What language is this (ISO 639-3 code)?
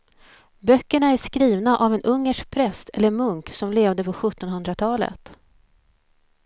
swe